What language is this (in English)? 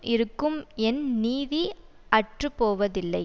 Tamil